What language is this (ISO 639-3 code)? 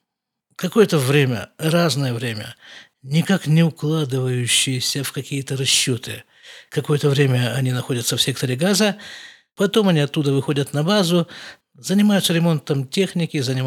rus